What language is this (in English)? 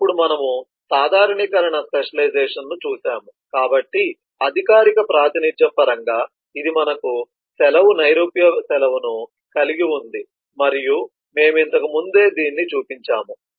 Telugu